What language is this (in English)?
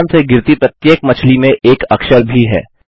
Hindi